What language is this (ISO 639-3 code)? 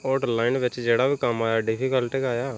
doi